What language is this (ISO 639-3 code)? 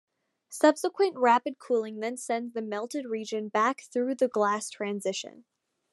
eng